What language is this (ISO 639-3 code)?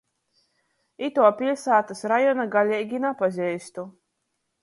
ltg